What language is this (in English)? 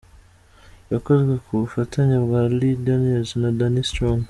Kinyarwanda